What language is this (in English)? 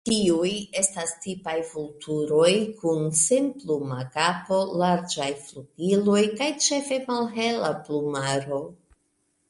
Esperanto